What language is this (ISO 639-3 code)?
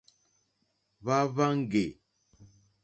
bri